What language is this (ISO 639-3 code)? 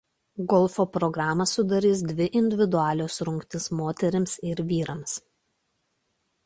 lit